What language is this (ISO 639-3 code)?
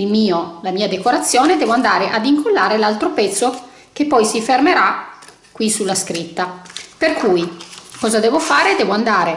ita